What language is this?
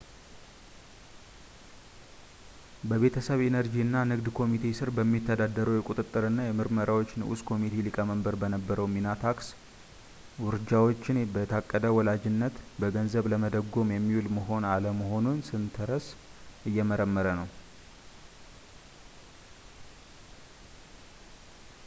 Amharic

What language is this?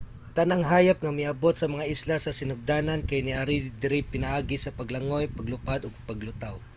Cebuano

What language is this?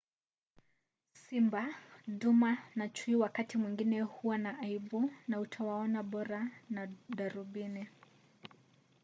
Swahili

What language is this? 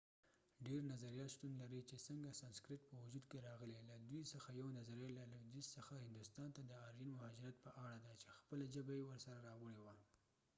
Pashto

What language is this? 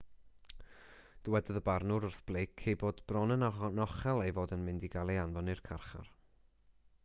Welsh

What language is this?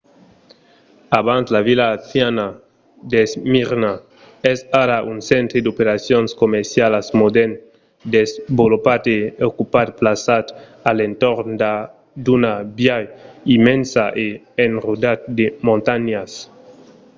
Occitan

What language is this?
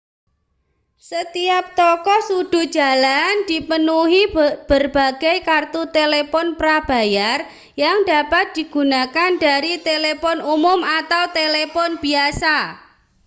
Indonesian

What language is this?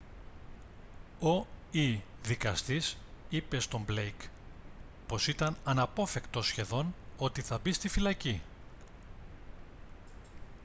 Greek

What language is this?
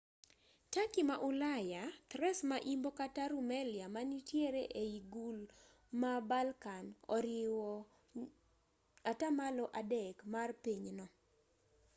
Luo (Kenya and Tanzania)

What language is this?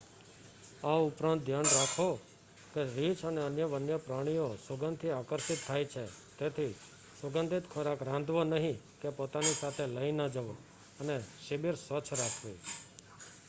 Gujarati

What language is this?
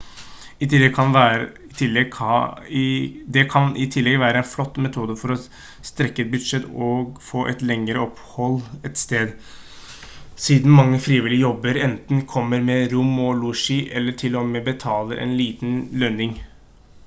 Norwegian Bokmål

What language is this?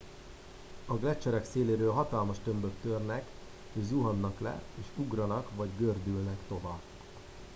Hungarian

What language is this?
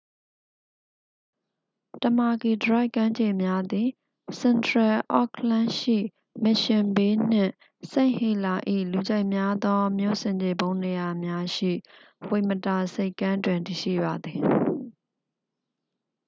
Burmese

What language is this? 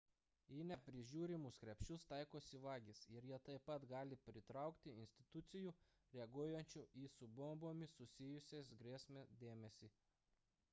Lithuanian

